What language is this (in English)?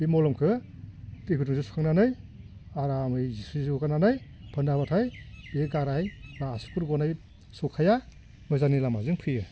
Bodo